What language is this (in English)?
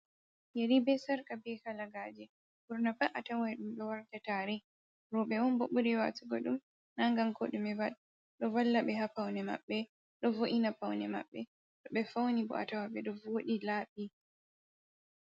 Fula